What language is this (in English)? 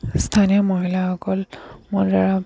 Assamese